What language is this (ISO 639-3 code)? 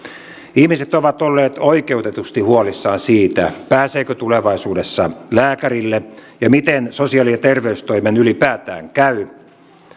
fin